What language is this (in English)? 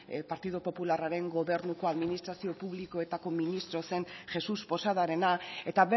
Basque